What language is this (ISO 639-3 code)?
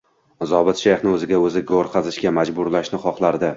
uzb